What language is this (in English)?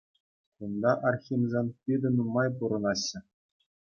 Chuvash